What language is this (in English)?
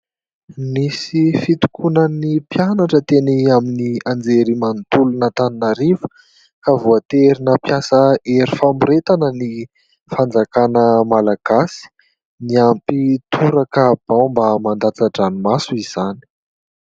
Malagasy